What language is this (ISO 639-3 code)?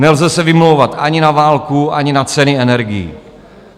ces